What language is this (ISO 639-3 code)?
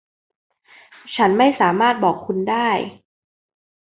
tha